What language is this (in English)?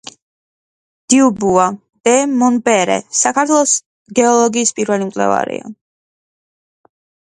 Georgian